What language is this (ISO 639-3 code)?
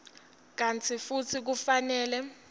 ssw